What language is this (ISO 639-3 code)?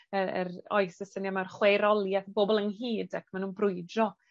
cym